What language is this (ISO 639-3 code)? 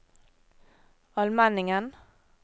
nor